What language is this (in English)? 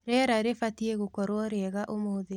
Kikuyu